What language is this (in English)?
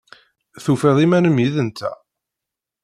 Kabyle